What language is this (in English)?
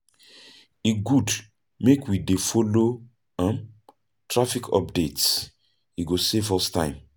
Nigerian Pidgin